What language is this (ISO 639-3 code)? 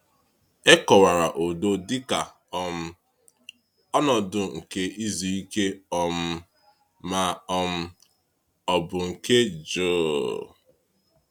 ibo